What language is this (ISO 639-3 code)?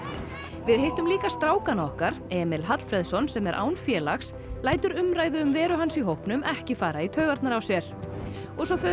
isl